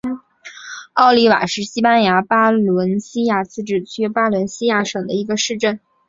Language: Chinese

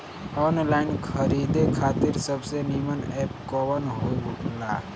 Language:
Bhojpuri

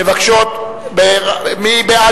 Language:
Hebrew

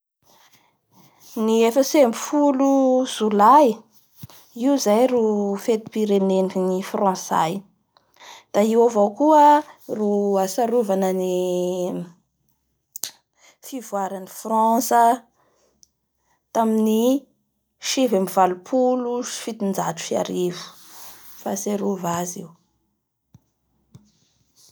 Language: Bara Malagasy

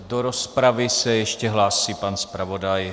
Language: Czech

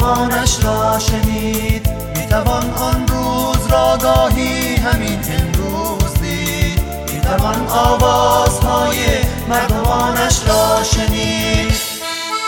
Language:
Persian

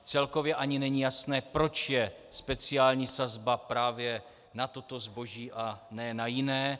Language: Czech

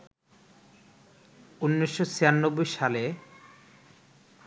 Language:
Bangla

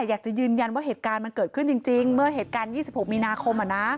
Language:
Thai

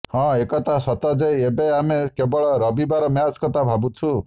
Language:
Odia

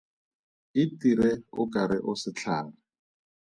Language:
Tswana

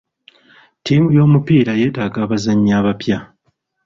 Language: Ganda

